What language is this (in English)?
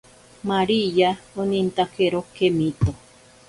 Ashéninka Perené